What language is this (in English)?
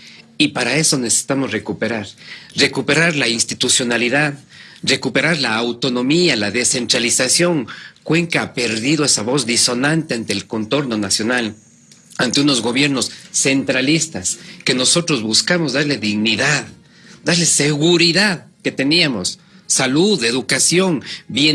Spanish